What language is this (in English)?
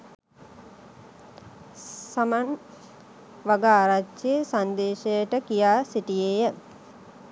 Sinhala